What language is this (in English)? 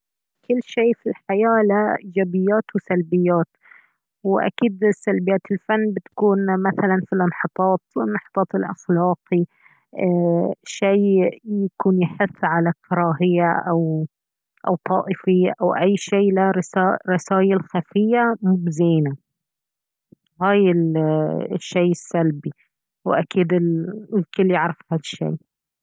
Baharna Arabic